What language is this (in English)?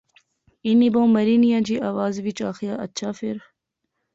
Pahari-Potwari